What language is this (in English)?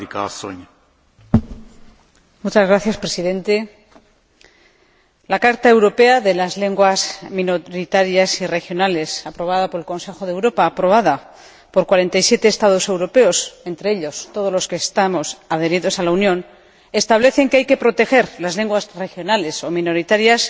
Spanish